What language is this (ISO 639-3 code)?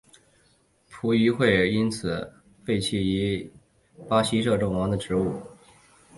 zho